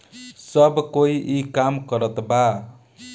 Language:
Bhojpuri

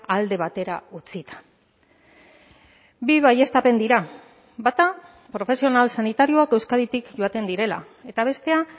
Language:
Basque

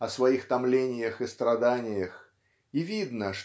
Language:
Russian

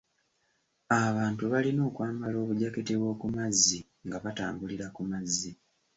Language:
Ganda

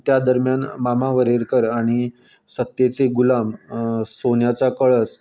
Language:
Konkani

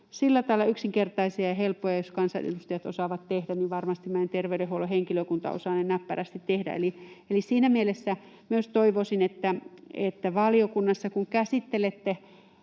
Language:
Finnish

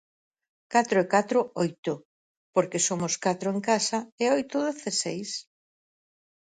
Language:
Galician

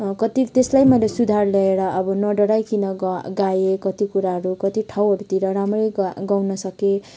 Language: Nepali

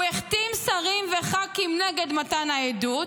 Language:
Hebrew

